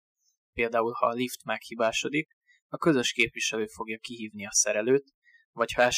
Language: Hungarian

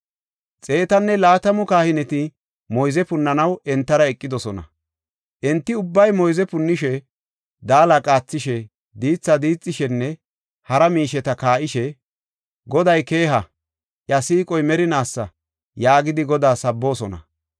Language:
Gofa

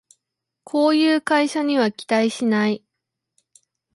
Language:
Japanese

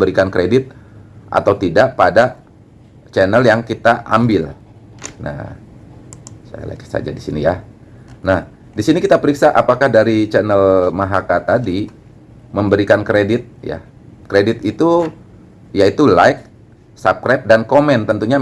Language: Indonesian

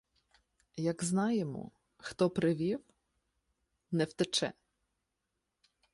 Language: Ukrainian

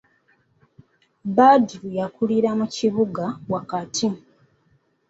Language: Ganda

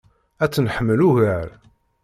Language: Kabyle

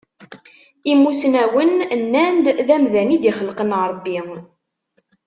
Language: Kabyle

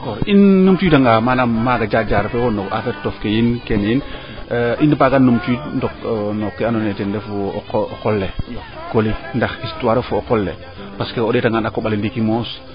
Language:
Serer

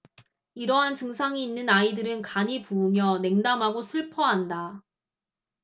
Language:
Korean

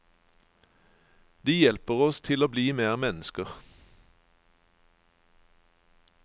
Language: Norwegian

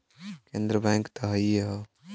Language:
Bhojpuri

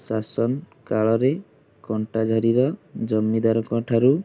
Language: Odia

